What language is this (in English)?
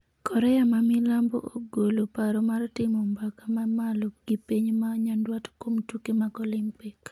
Luo (Kenya and Tanzania)